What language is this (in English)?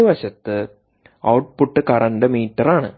Malayalam